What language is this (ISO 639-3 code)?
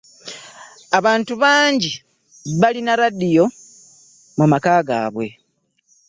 lug